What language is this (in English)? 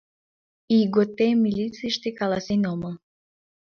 Mari